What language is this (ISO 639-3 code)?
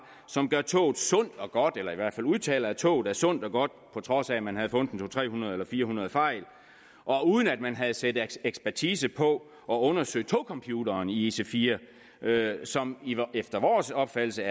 dan